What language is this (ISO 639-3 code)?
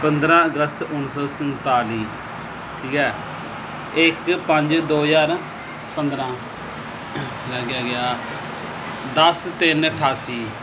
pan